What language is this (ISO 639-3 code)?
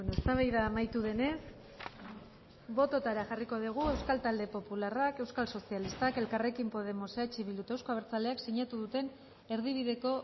eus